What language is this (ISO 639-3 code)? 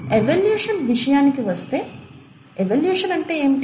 tel